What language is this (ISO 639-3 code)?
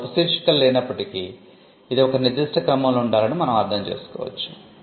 tel